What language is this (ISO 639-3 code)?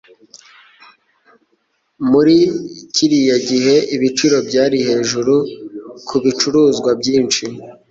kin